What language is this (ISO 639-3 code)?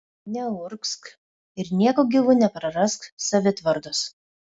lit